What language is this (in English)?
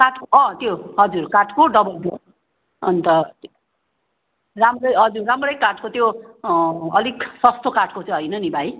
Nepali